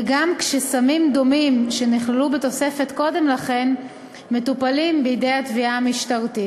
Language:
Hebrew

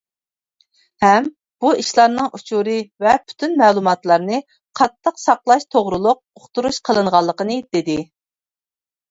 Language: Uyghur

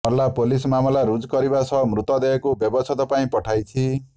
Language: Odia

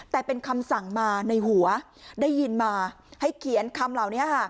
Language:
Thai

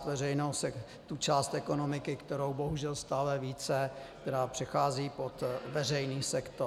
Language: Czech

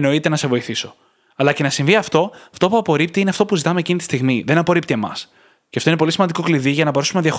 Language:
Greek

